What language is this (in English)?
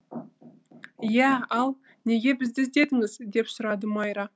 Kazakh